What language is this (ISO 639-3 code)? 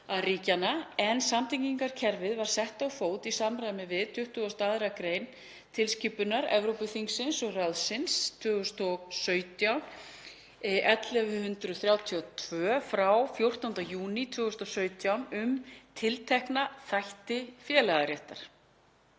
isl